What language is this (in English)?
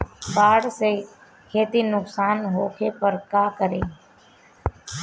Bhojpuri